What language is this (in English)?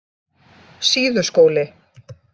Icelandic